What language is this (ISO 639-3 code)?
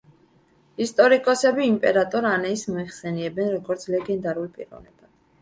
kat